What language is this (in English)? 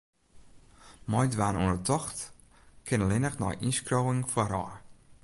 Western Frisian